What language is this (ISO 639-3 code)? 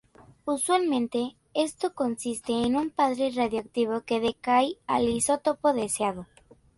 spa